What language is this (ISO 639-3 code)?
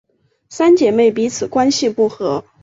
zho